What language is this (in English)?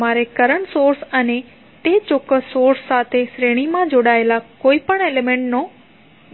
Gujarati